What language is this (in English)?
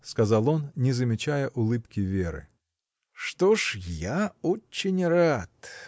Russian